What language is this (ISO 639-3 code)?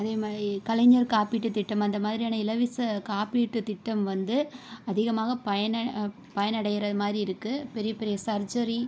tam